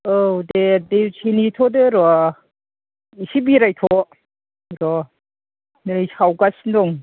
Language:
Bodo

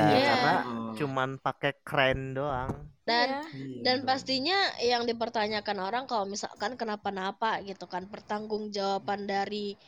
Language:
Indonesian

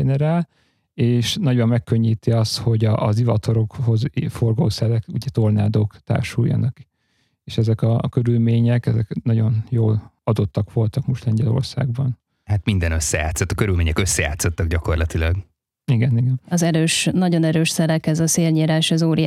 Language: Hungarian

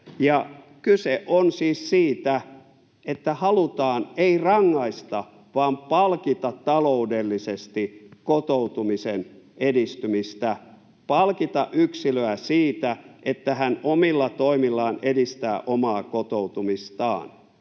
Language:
Finnish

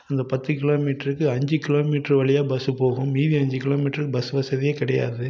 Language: Tamil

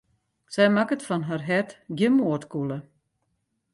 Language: Western Frisian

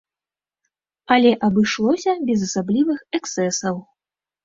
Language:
Belarusian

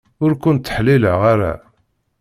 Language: Kabyle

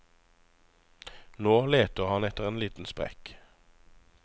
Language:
Norwegian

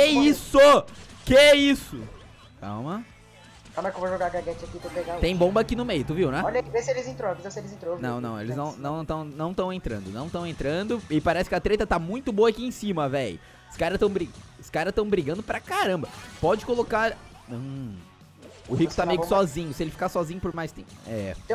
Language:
Portuguese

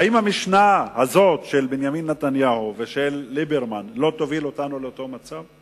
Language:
Hebrew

